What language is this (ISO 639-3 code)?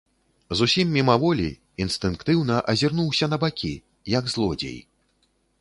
bel